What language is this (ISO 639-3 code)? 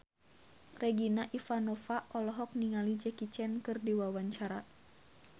sun